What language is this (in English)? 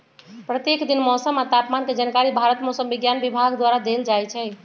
Magahi